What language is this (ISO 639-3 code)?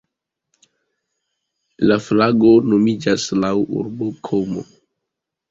epo